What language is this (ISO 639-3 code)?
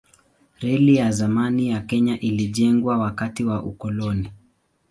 swa